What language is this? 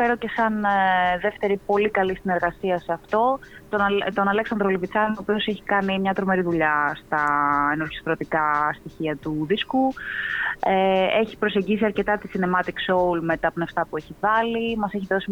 Greek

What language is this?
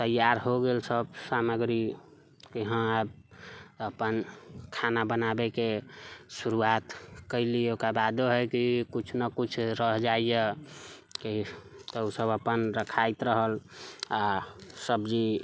Maithili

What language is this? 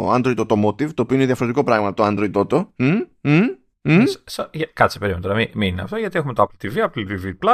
Greek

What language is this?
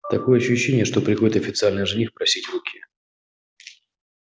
Russian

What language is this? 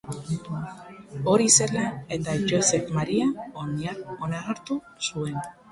Basque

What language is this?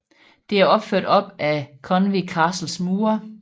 Danish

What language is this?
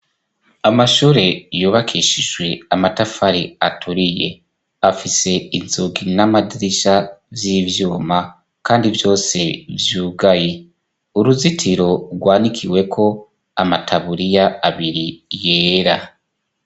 Rundi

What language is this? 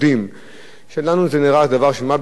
Hebrew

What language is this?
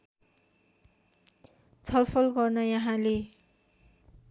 Nepali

